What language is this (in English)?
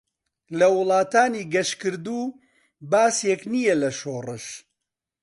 Central Kurdish